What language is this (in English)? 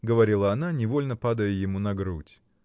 Russian